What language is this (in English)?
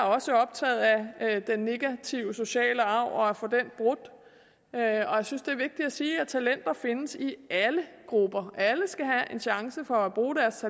Danish